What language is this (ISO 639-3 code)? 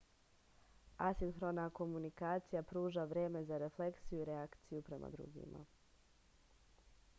srp